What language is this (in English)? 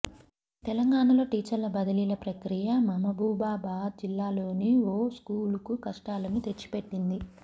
Telugu